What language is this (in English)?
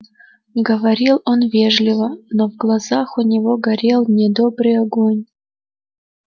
Russian